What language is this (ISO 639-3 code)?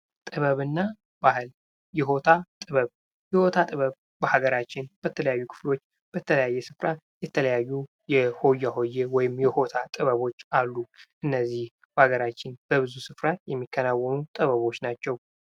amh